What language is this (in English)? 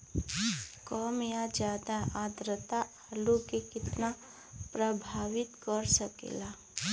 Bhojpuri